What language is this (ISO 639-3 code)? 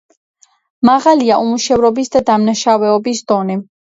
kat